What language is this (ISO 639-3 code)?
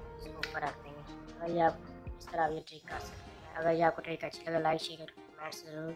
ron